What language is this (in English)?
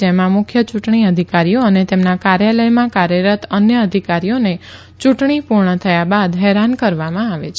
Gujarati